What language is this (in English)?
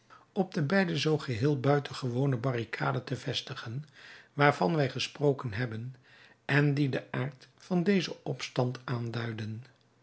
Dutch